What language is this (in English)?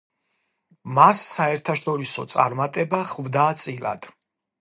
Georgian